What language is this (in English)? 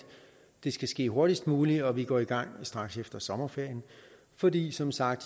Danish